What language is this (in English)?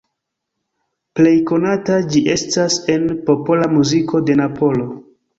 Esperanto